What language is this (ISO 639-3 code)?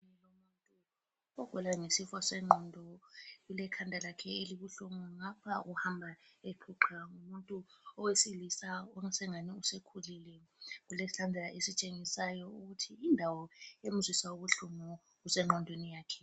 nde